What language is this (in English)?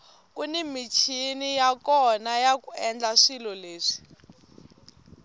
Tsonga